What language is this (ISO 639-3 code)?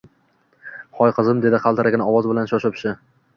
uzb